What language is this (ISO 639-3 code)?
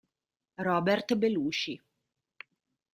ita